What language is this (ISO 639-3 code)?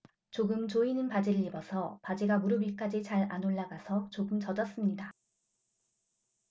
kor